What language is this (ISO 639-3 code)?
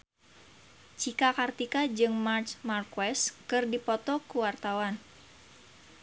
sun